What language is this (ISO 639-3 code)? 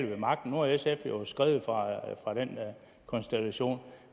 dan